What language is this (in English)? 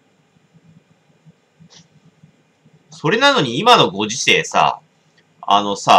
Japanese